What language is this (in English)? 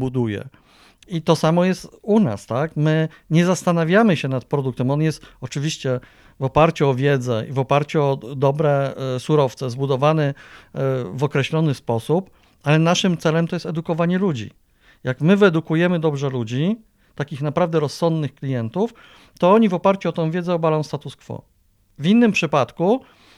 Polish